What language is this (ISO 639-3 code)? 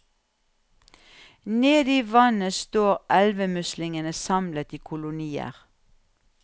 nor